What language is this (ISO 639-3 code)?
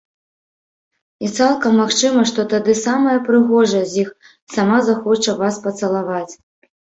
bel